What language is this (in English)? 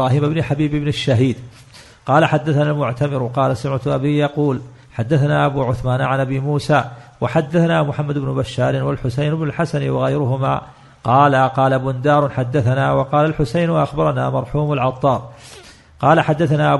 Arabic